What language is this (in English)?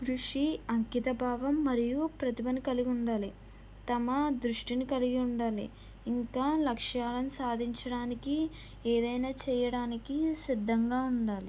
Telugu